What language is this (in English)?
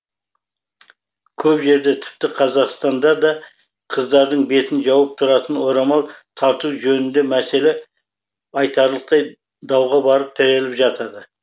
Kazakh